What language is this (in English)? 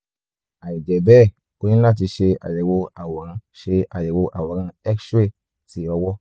Yoruba